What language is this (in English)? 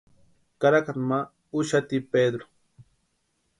Western Highland Purepecha